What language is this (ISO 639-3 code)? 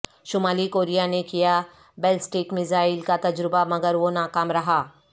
urd